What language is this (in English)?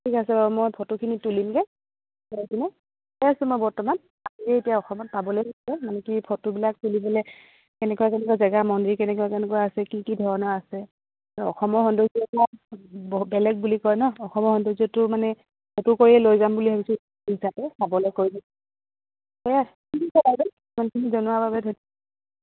Assamese